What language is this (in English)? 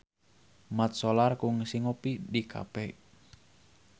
Sundanese